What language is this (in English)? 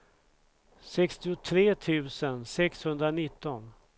Swedish